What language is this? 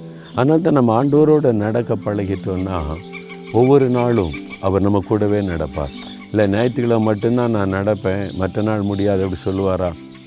Tamil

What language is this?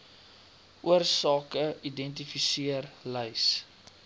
Afrikaans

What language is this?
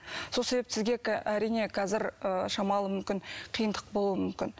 Kazakh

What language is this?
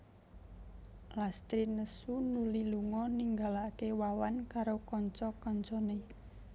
Javanese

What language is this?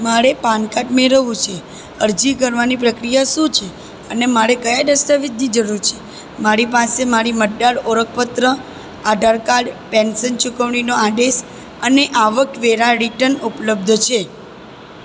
Gujarati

